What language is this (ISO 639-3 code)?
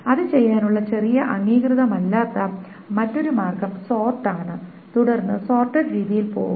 mal